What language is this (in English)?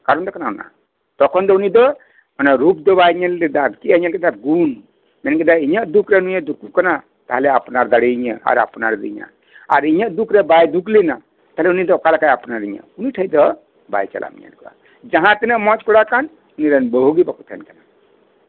Santali